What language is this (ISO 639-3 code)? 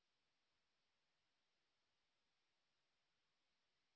ben